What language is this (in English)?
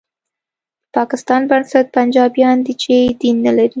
Pashto